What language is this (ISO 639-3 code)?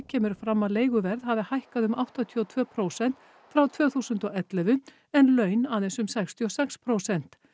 isl